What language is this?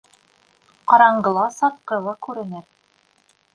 Bashkir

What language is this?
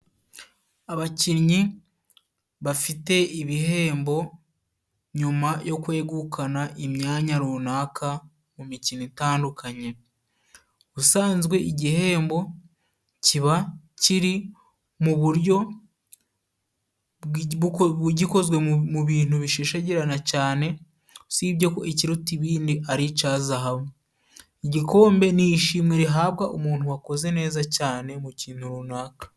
Kinyarwanda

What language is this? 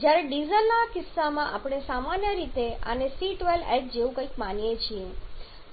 Gujarati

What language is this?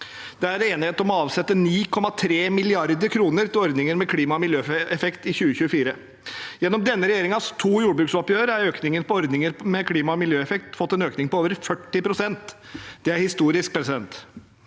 Norwegian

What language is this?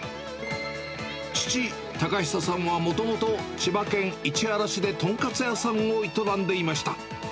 Japanese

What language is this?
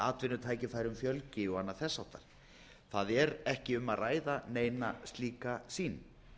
Icelandic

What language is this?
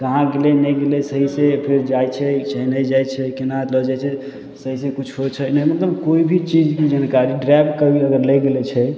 Maithili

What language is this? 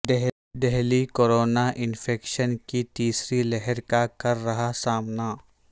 Urdu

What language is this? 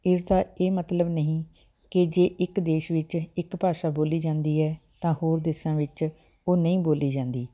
Punjabi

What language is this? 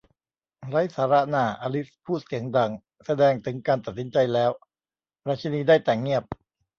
Thai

